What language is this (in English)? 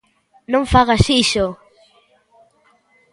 Galician